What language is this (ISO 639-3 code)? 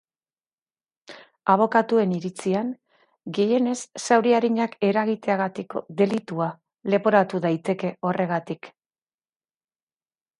eus